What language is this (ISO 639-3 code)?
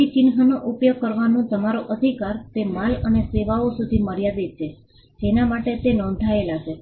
guj